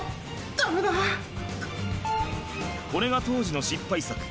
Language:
Japanese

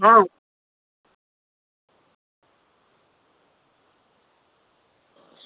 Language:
Gujarati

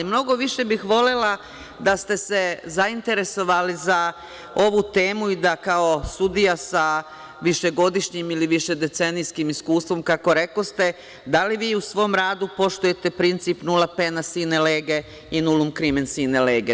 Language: Serbian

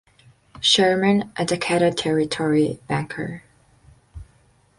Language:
English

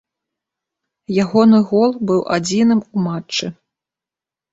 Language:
Belarusian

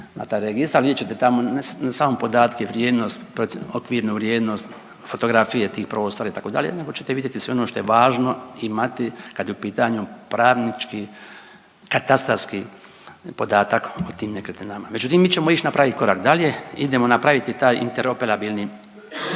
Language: Croatian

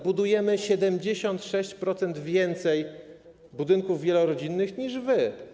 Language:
Polish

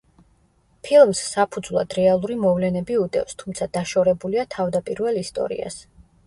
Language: Georgian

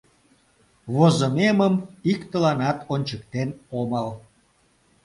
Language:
Mari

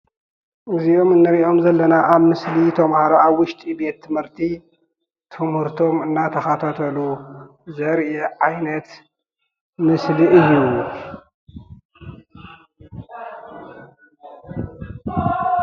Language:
Tigrinya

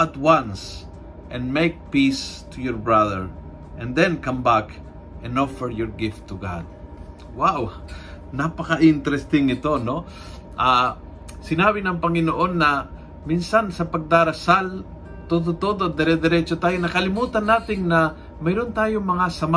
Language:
Filipino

